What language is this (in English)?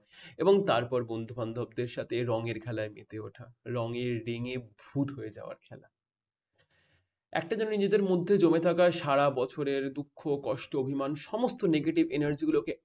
Bangla